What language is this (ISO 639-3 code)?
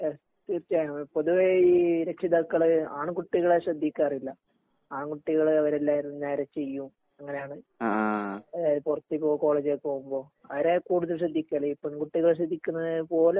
mal